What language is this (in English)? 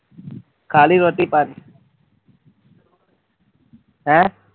Punjabi